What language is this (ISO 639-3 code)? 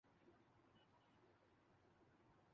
urd